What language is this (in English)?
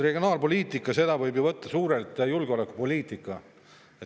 Estonian